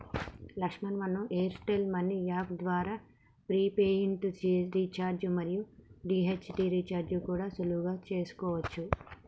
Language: Telugu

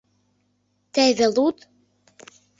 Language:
Mari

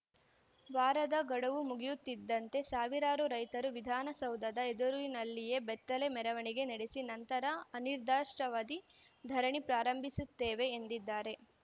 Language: Kannada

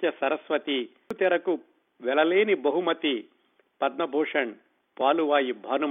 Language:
Telugu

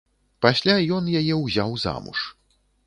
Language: Belarusian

